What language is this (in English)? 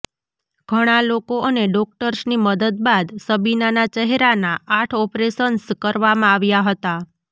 Gujarati